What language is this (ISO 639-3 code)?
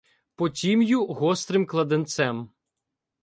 ukr